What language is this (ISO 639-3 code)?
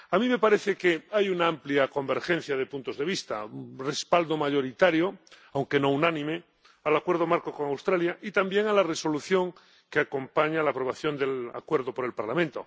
spa